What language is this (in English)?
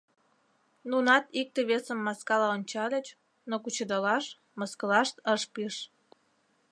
Mari